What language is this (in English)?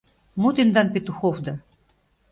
Mari